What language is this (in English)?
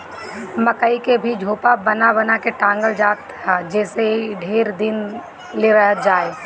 Bhojpuri